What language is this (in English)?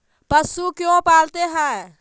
Magahi